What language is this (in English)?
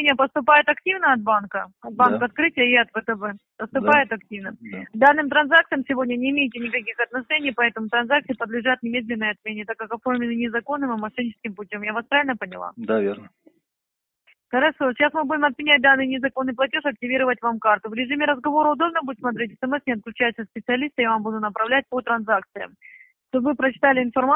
Russian